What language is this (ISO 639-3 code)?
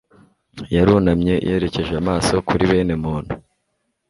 kin